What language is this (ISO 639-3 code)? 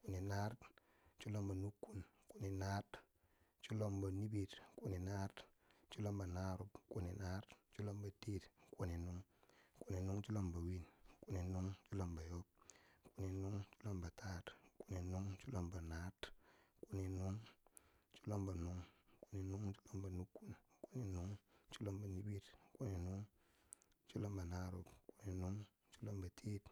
bsj